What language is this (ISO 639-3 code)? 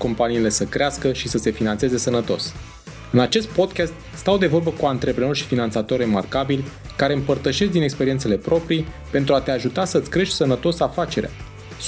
ron